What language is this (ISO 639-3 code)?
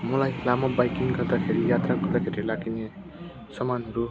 nep